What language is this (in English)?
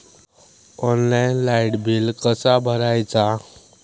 Marathi